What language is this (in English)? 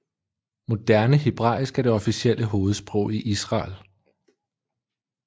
Danish